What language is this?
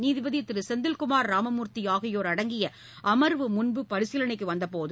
Tamil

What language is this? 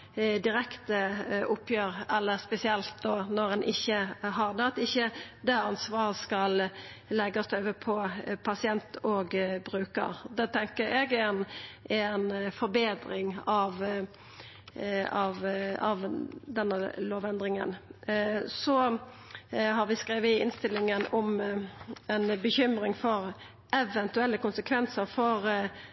Norwegian Nynorsk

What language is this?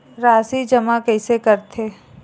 Chhattisgarhi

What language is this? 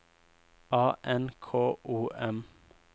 Norwegian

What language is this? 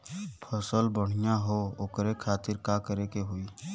Bhojpuri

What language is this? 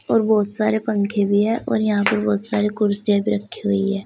Hindi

